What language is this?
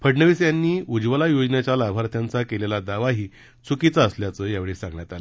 Marathi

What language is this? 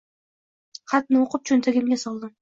Uzbek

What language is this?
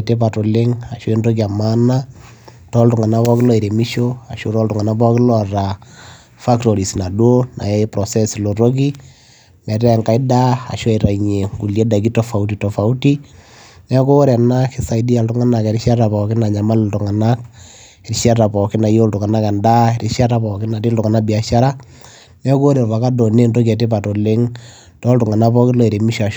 Masai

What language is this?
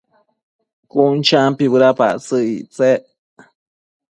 Matsés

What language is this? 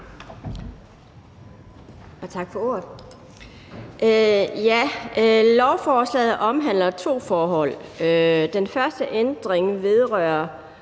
Danish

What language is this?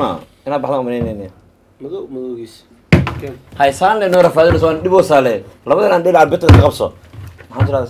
Arabic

